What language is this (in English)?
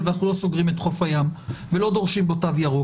Hebrew